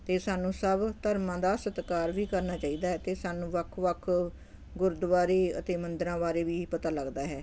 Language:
Punjabi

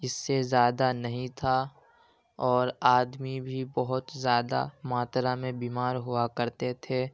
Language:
Urdu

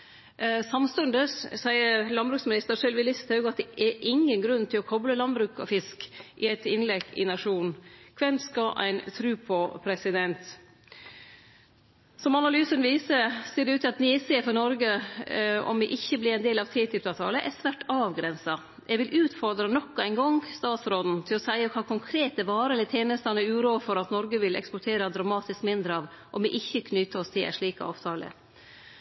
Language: Norwegian Nynorsk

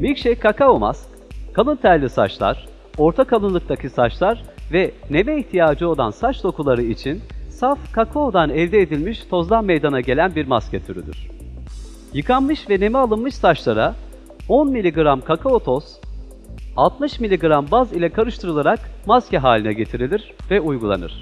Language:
Turkish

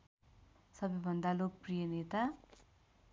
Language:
Nepali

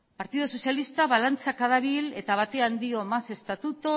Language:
Basque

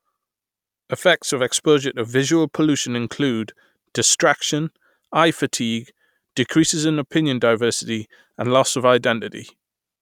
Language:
English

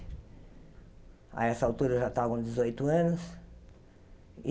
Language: Portuguese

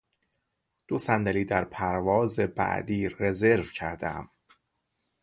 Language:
Persian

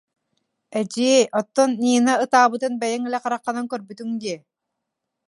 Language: Yakut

